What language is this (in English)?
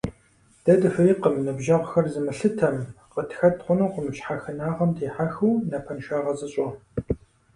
Kabardian